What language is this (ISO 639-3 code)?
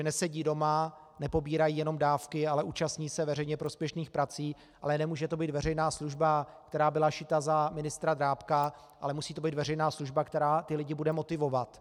ces